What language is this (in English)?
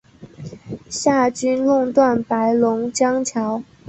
Chinese